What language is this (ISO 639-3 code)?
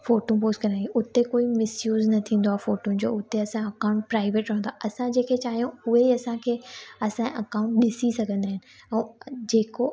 snd